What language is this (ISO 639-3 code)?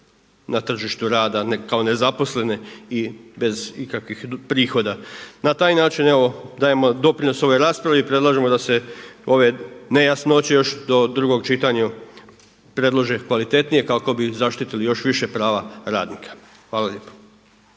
hrv